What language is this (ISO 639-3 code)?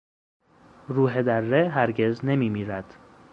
fas